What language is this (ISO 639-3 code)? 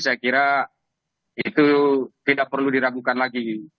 ind